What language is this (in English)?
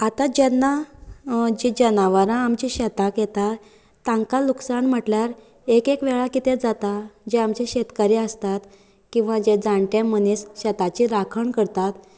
Konkani